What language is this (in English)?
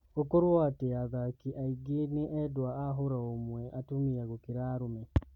Kikuyu